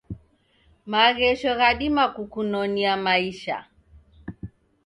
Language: Taita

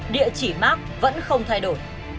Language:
Vietnamese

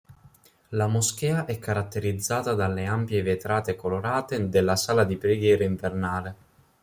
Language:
Italian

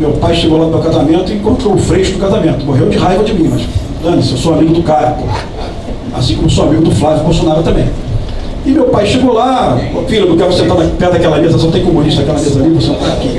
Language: Portuguese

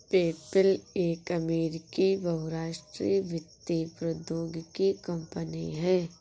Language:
Hindi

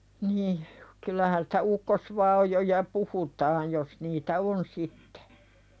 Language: Finnish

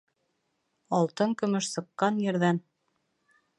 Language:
Bashkir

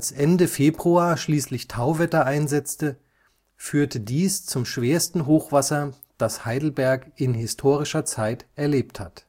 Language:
German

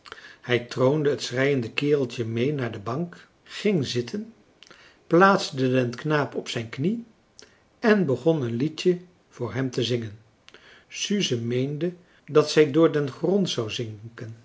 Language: Dutch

